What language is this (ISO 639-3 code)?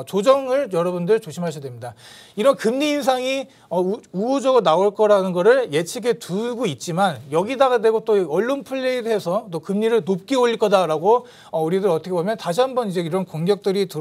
kor